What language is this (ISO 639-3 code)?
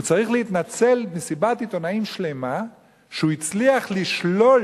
heb